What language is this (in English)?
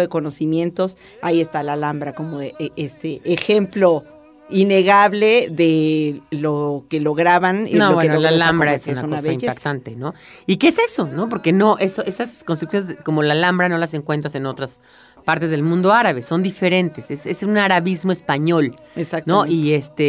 Spanish